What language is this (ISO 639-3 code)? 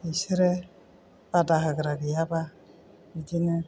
brx